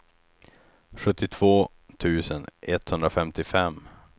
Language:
Swedish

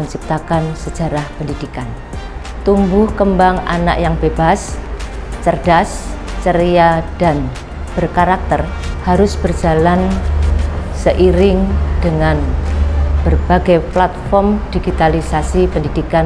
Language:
Indonesian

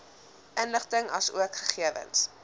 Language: Afrikaans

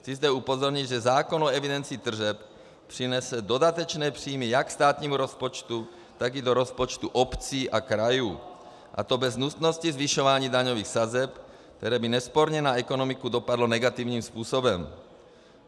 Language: Czech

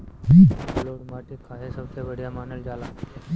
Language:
Bhojpuri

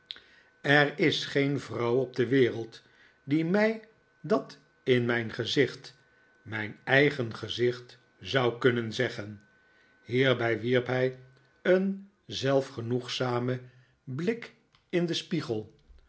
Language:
Dutch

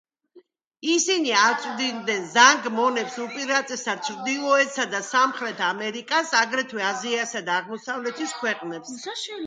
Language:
Georgian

